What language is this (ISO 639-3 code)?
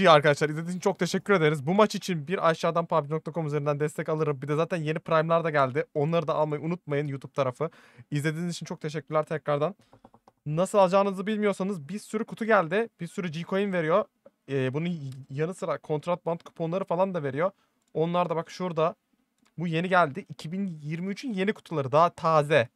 tur